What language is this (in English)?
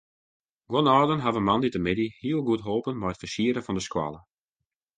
Western Frisian